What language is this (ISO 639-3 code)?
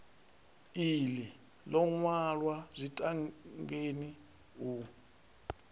ven